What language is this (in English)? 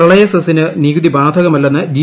Malayalam